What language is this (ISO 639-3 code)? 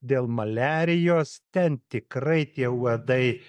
lit